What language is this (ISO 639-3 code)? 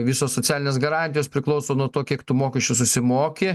lit